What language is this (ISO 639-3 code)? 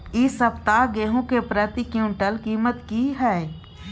mai